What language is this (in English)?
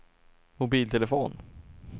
Swedish